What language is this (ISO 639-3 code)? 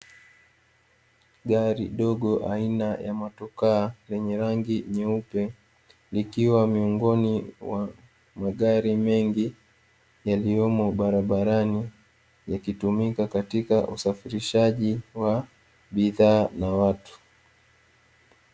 swa